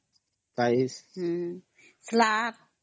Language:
Odia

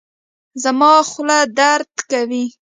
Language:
Pashto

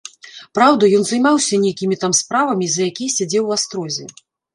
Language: Belarusian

